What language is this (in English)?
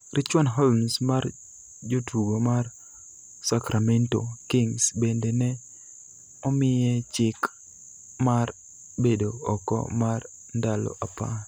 Luo (Kenya and Tanzania)